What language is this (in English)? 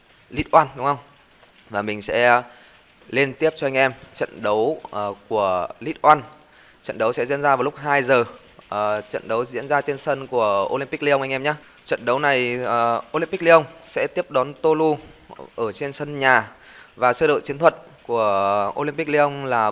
Vietnamese